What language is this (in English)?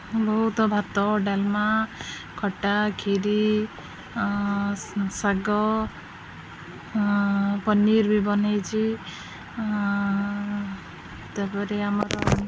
Odia